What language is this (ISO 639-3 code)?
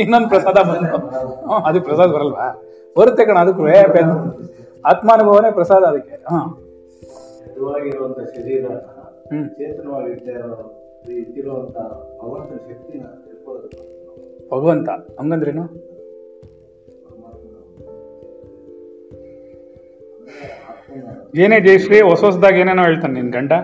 kan